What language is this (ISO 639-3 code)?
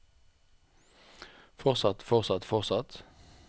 nor